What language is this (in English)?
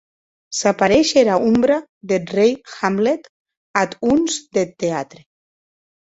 Occitan